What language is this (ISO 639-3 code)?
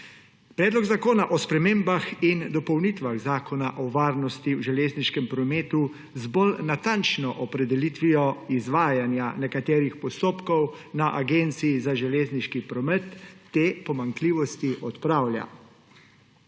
slv